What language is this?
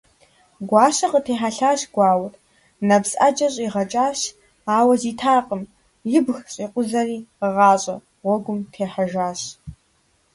Kabardian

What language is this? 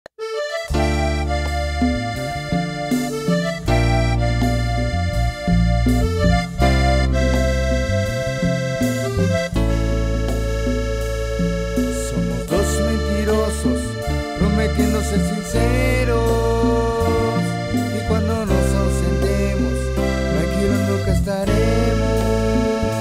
Spanish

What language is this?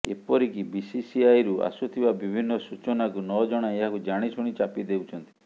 Odia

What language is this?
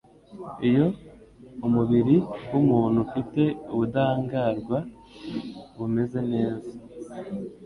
Kinyarwanda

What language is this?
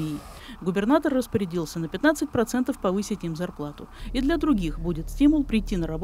Russian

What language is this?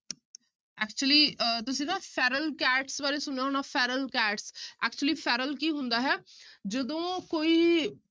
Punjabi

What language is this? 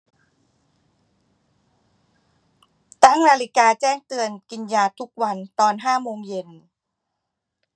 Thai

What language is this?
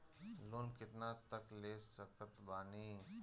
Bhojpuri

